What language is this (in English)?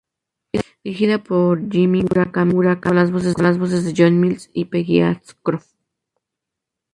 Spanish